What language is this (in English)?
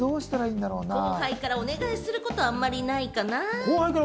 Japanese